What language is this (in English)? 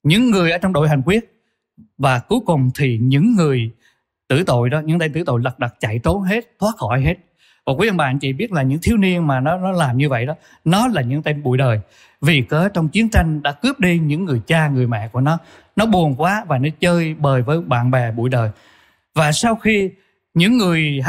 Vietnamese